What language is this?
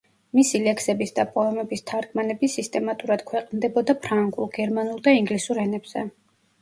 Georgian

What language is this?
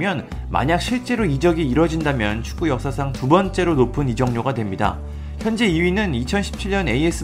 Korean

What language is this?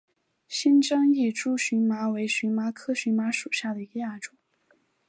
Chinese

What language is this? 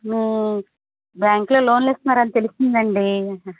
Telugu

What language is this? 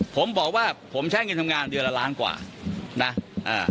Thai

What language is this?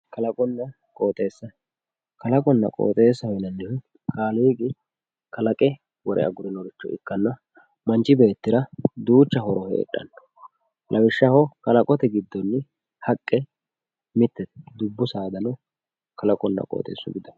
Sidamo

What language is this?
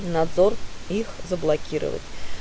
Russian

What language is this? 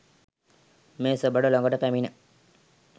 Sinhala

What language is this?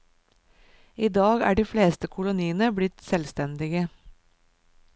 Norwegian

